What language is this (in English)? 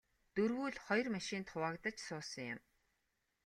Mongolian